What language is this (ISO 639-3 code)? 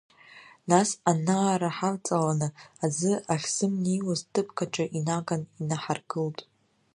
abk